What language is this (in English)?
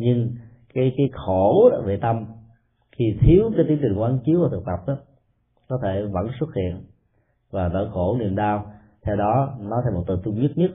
Vietnamese